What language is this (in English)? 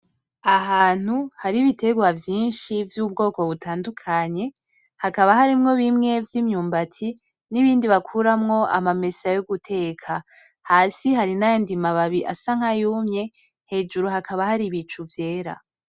Rundi